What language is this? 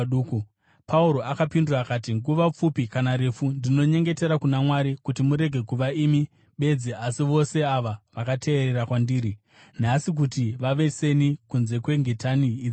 Shona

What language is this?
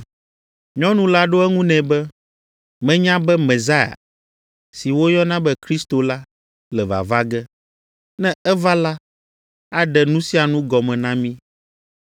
Ewe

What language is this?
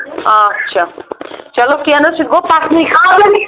Kashmiri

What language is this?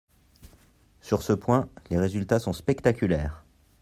French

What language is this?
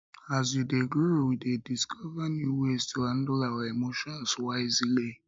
Nigerian Pidgin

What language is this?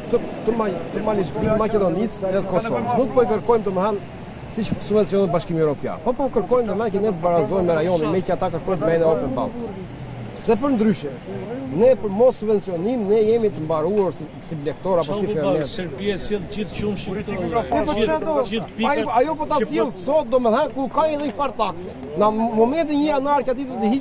Romanian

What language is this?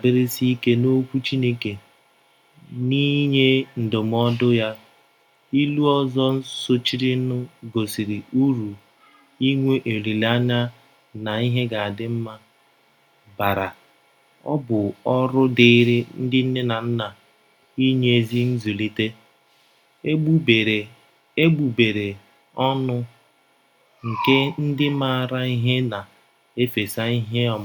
Igbo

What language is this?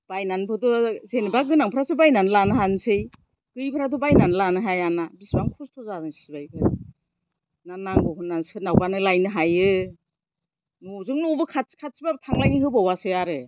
Bodo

